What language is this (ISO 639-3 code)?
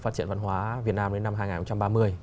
vie